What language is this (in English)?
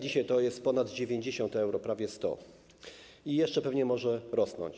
Polish